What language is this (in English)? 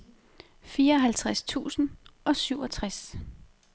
Danish